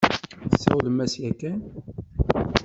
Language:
Kabyle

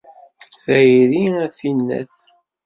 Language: Kabyle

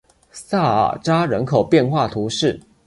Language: Chinese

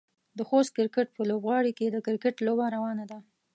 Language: Pashto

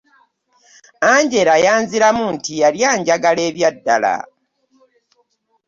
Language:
Ganda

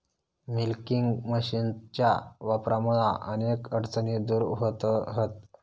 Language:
Marathi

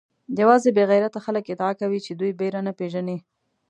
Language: Pashto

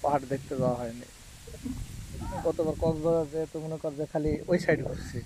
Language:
Thai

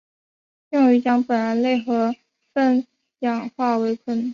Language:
Chinese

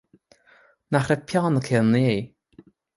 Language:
Irish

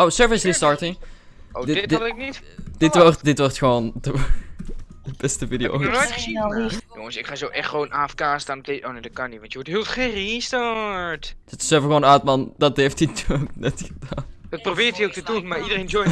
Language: Dutch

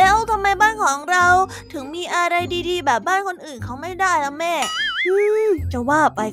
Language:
Thai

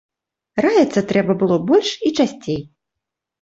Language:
Belarusian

